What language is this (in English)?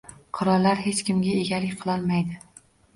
Uzbek